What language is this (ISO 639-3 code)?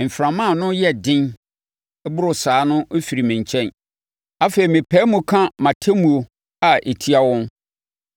aka